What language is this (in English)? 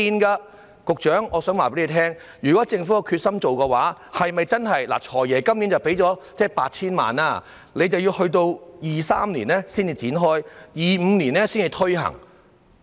Cantonese